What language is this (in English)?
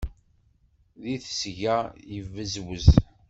Kabyle